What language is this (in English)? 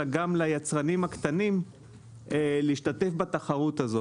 Hebrew